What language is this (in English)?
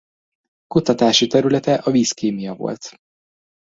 Hungarian